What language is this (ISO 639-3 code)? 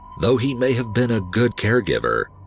eng